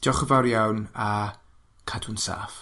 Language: Welsh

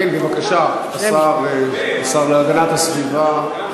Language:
Hebrew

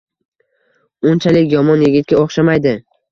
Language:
Uzbek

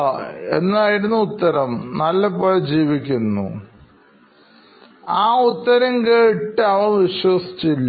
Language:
Malayalam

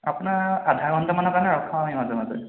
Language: Assamese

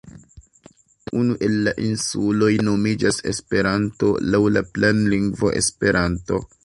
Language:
Esperanto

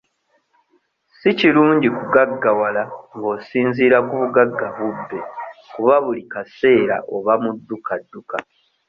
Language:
Ganda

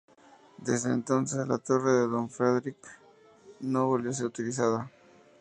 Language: Spanish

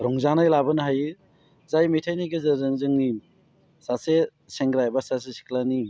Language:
Bodo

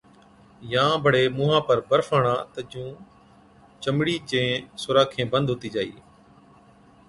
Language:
Od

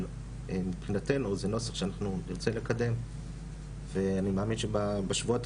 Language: Hebrew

